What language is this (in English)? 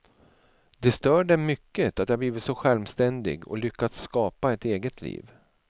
Swedish